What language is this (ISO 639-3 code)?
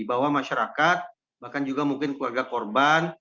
ind